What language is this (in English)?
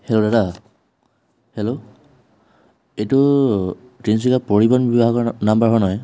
Assamese